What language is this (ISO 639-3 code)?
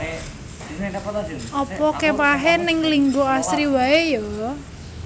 jav